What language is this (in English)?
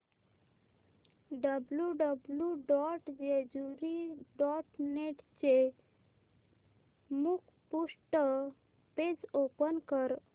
Marathi